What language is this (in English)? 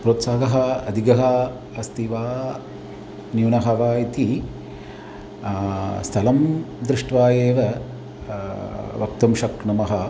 Sanskrit